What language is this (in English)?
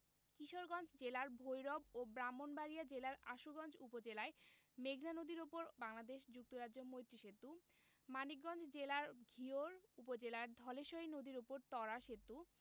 Bangla